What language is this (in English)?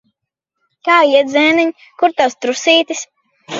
Latvian